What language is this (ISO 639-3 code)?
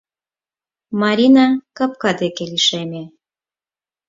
chm